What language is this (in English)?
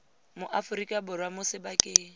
Tswana